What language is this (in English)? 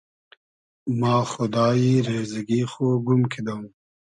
Hazaragi